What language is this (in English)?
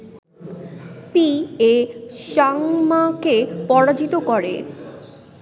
Bangla